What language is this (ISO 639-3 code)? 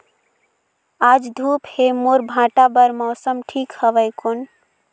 hne